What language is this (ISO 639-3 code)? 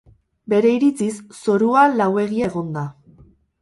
eus